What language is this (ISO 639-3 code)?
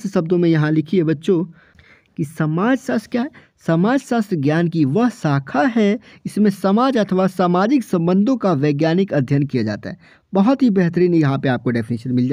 hin